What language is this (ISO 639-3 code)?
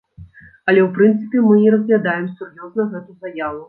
bel